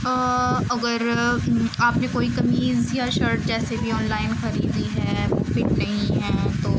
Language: Urdu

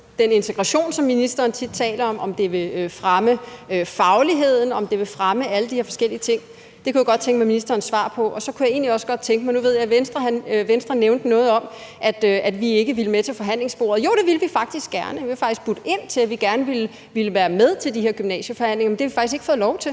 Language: Danish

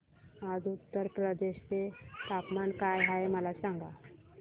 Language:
Marathi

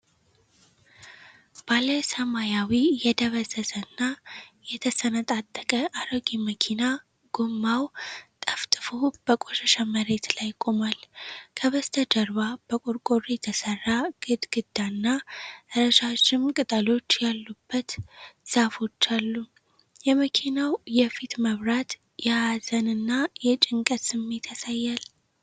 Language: Amharic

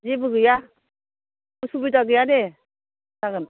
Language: Bodo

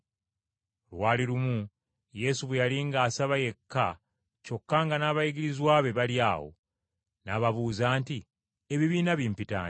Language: Ganda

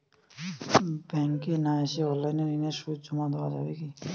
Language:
Bangla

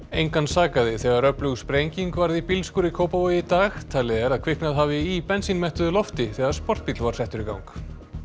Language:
Icelandic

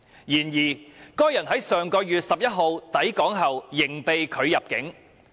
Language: Cantonese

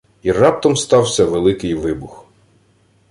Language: Ukrainian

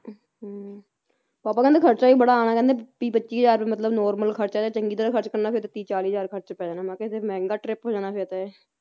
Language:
Punjabi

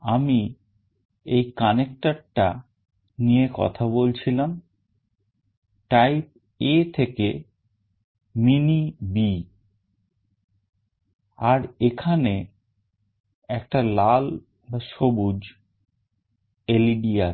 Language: Bangla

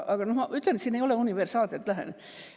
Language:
Estonian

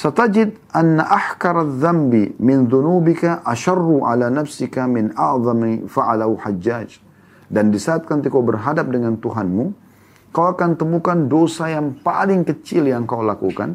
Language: Indonesian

